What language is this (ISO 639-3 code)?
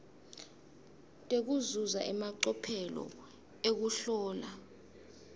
ssw